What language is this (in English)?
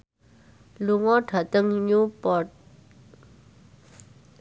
Javanese